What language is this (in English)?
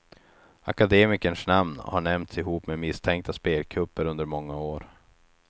Swedish